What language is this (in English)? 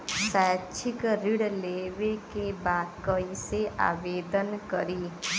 Bhojpuri